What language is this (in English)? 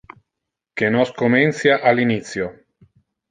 Interlingua